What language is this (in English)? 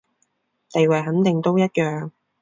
Cantonese